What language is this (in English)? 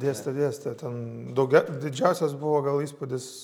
Lithuanian